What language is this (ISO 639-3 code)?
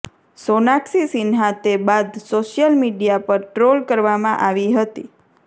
guj